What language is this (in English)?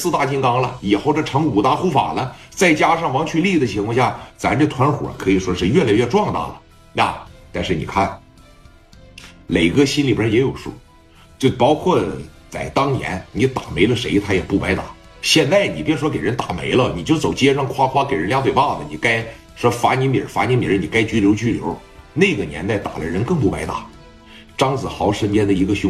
Chinese